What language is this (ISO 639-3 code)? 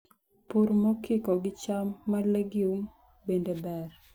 luo